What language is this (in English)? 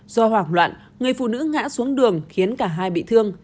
Vietnamese